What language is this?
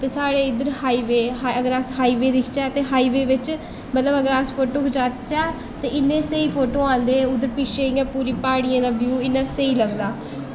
Dogri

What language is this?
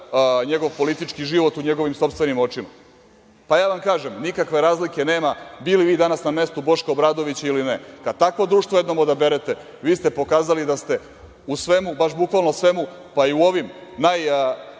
Serbian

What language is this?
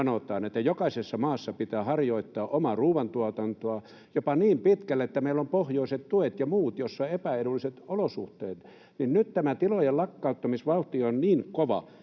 Finnish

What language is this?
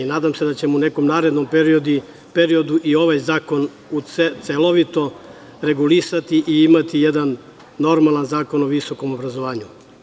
Serbian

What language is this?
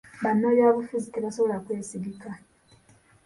Ganda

